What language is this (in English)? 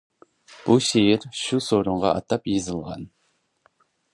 Uyghur